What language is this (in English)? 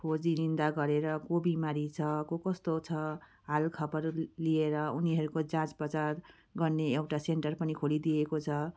Nepali